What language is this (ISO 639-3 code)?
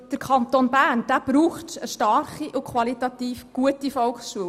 gsw